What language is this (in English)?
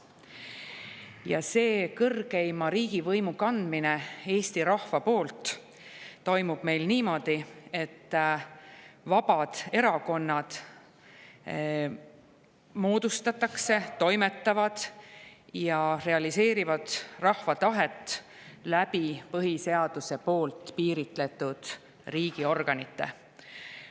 Estonian